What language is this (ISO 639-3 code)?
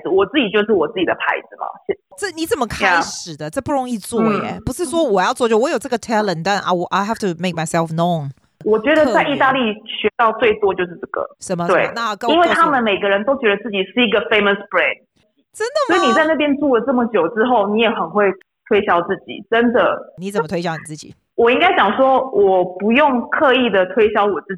zho